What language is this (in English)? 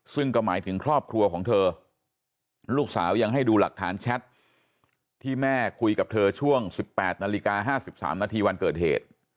Thai